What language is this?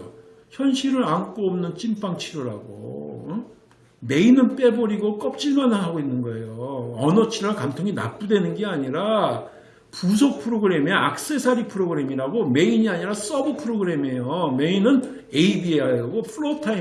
Korean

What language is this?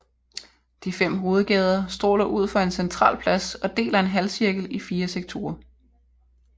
Danish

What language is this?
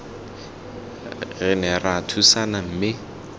Tswana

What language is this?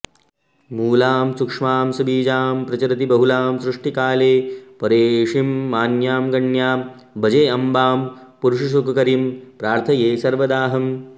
Sanskrit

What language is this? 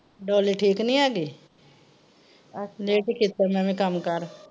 Punjabi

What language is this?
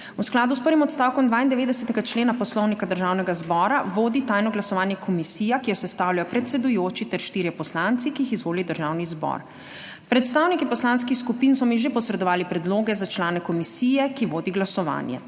Slovenian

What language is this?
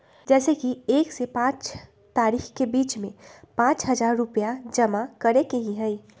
Magahi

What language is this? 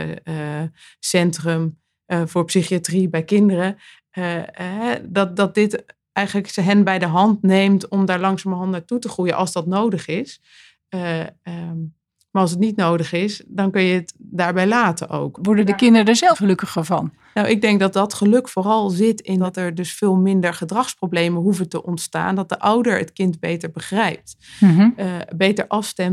Dutch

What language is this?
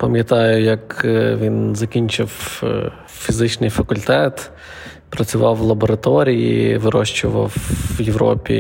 Ukrainian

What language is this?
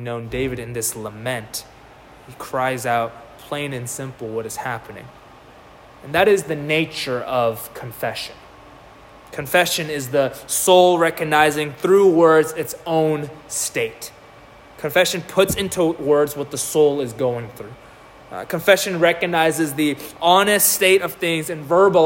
English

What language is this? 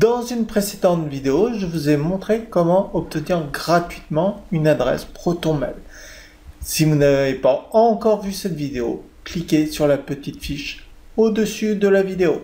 French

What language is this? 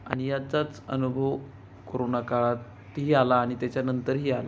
Marathi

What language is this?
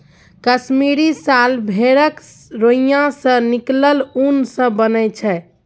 Maithili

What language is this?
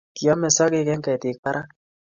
Kalenjin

